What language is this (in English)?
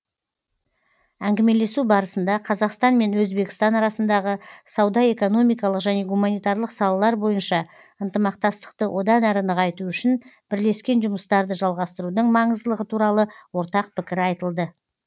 Kazakh